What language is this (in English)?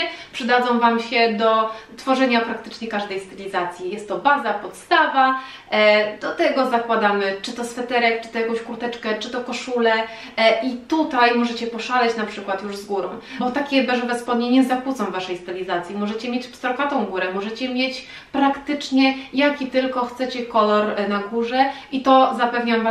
Polish